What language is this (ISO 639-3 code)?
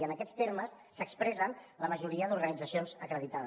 cat